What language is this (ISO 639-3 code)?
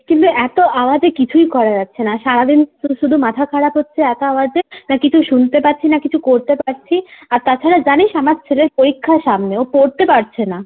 ben